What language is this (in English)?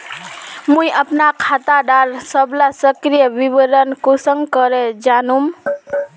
Magahi